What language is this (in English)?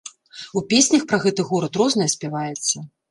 Belarusian